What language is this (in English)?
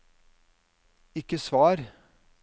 Norwegian